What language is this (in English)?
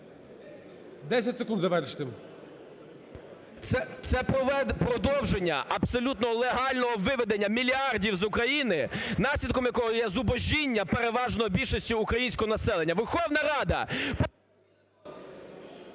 Ukrainian